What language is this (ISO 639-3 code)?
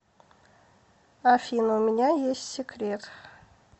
rus